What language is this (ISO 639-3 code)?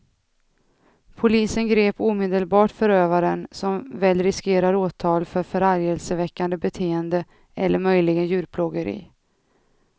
swe